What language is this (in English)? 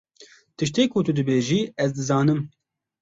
Kurdish